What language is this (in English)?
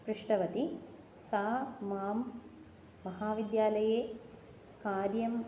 Sanskrit